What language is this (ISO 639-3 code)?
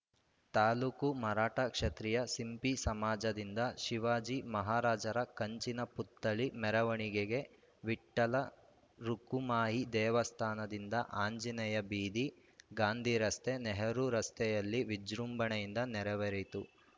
kan